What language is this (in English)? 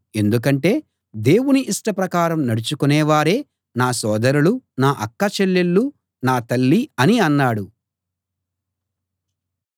Telugu